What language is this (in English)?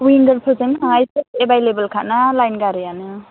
Bodo